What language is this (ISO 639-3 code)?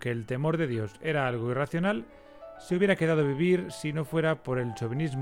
spa